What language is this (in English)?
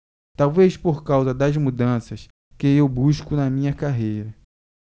Portuguese